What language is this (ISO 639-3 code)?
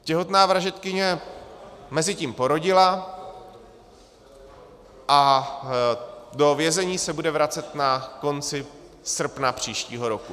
ces